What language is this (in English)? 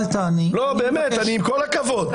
Hebrew